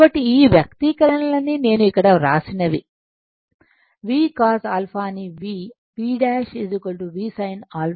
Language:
Telugu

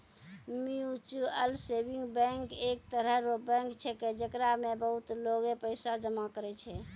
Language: Maithili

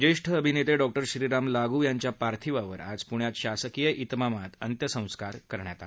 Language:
Marathi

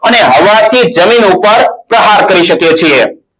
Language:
Gujarati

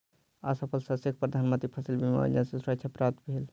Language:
Maithili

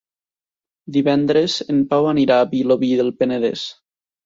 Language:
Catalan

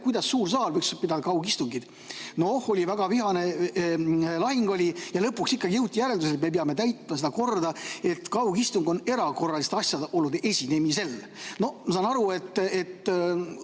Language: Estonian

